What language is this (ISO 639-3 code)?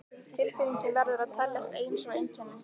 isl